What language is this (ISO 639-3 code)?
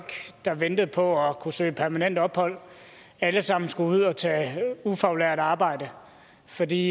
dan